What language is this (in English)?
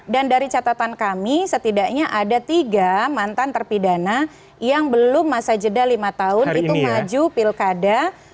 Indonesian